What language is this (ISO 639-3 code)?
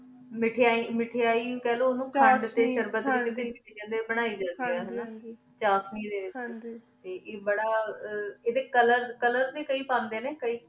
pan